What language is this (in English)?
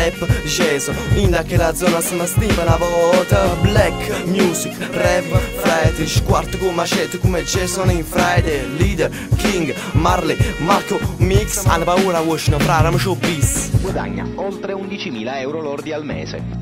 Italian